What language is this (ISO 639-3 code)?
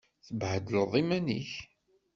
kab